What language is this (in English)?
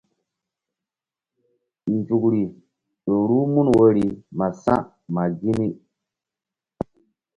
Mbum